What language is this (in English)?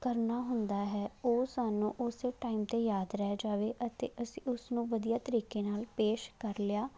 Punjabi